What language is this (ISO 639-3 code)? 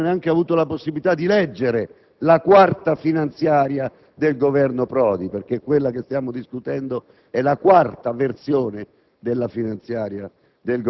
ita